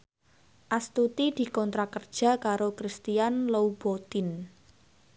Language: Javanese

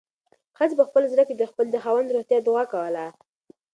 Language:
Pashto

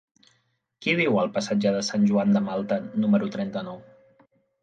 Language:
Catalan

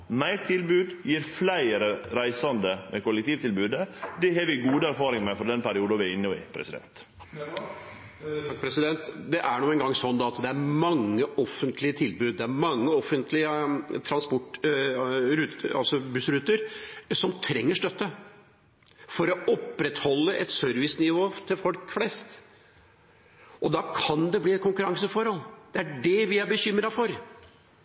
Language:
Norwegian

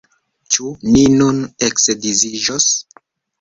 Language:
Esperanto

